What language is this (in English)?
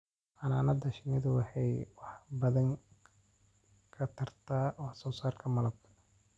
Somali